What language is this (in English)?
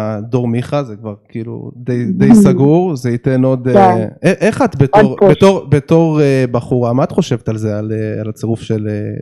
Hebrew